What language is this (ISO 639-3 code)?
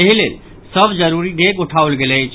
mai